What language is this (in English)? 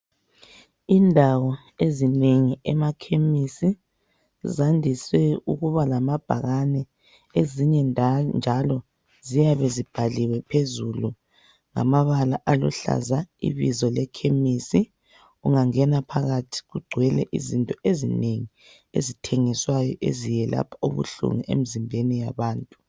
North Ndebele